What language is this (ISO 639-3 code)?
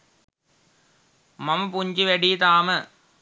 sin